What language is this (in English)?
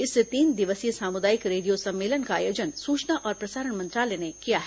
Hindi